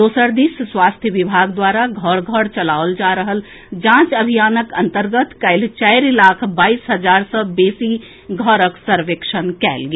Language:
Maithili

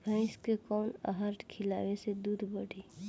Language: Bhojpuri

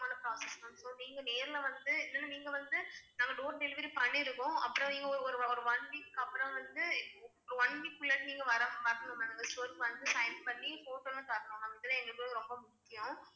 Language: Tamil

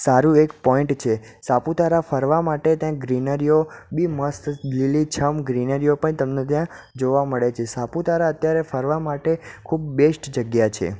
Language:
Gujarati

